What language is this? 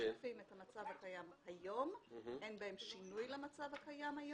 Hebrew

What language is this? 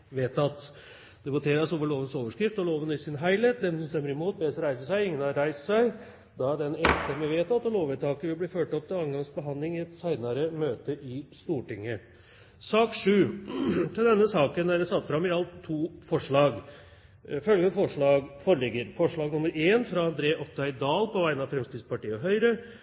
Norwegian Bokmål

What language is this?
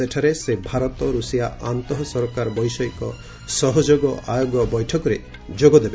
Odia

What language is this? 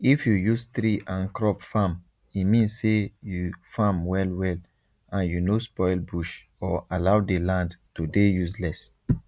Nigerian Pidgin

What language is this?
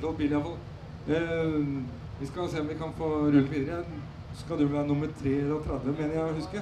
Norwegian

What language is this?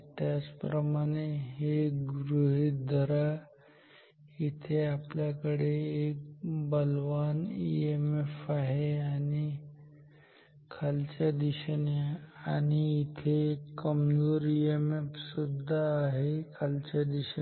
Marathi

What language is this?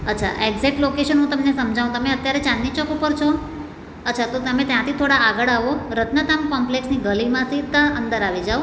Gujarati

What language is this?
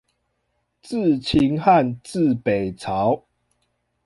Chinese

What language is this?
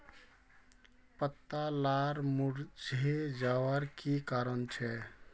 Magahi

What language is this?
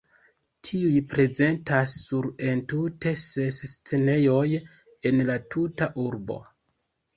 Esperanto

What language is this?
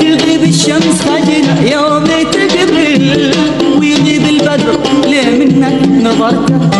Arabic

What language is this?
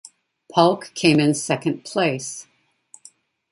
English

